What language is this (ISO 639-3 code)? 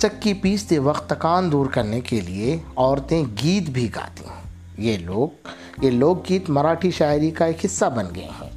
urd